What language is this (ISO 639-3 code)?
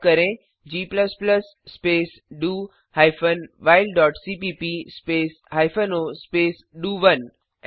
hin